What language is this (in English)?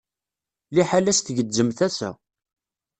Kabyle